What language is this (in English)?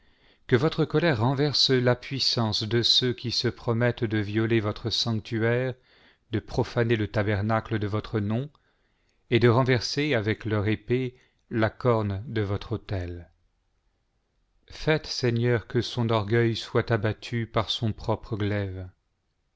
French